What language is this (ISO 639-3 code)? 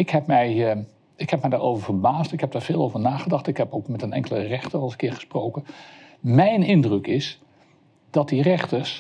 nld